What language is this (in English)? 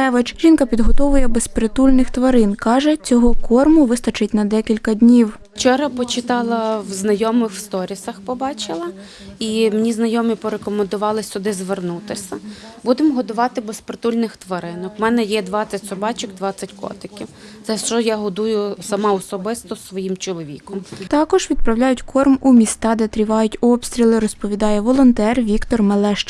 Ukrainian